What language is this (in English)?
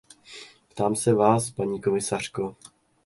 Czech